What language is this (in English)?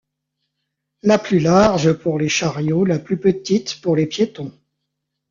French